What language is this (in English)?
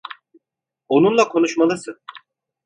Turkish